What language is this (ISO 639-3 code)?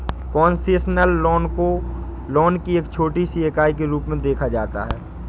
hin